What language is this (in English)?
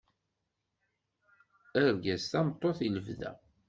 Kabyle